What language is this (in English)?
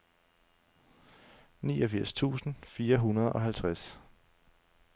Danish